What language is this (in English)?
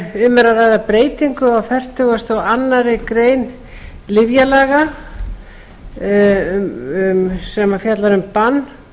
Icelandic